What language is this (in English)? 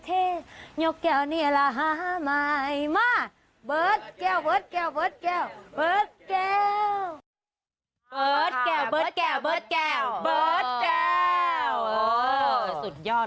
Thai